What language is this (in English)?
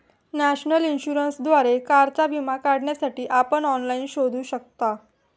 Marathi